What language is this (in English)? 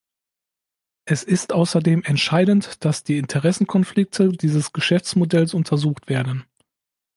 German